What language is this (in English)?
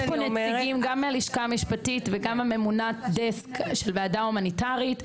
Hebrew